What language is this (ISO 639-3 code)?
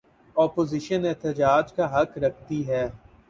urd